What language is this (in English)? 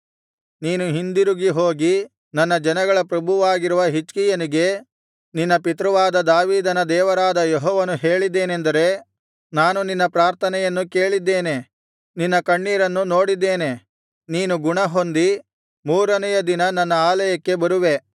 Kannada